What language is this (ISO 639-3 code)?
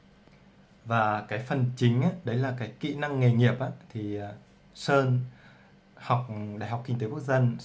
vie